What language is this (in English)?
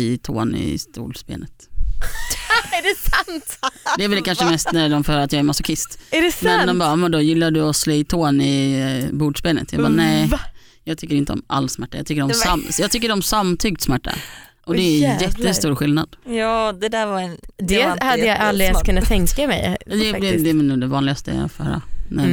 Swedish